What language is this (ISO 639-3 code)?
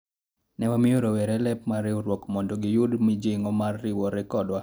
luo